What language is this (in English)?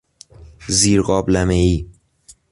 Persian